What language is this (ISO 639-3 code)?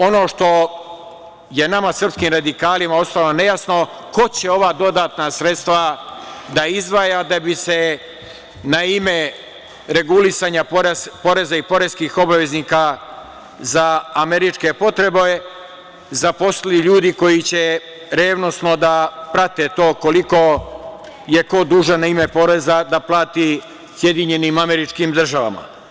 srp